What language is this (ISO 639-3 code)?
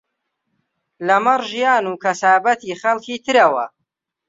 ckb